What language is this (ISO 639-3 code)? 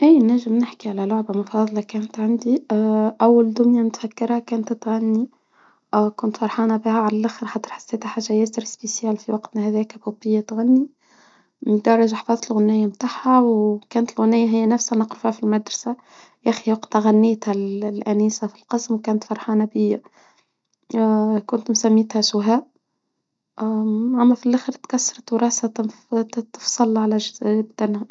aeb